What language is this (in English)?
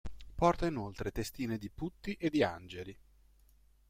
Italian